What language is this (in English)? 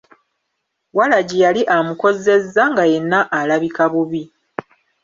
Ganda